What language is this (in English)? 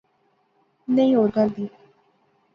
Pahari-Potwari